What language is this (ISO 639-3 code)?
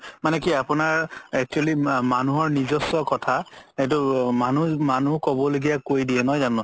asm